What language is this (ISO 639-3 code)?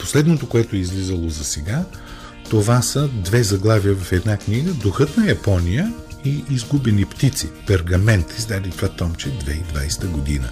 bul